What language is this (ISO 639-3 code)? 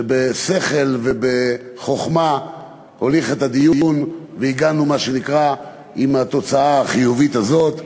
heb